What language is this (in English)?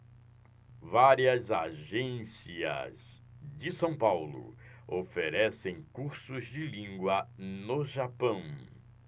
Portuguese